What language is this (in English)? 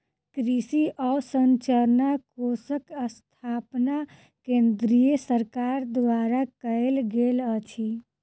Maithili